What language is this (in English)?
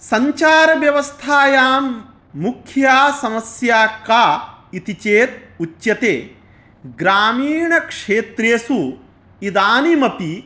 Sanskrit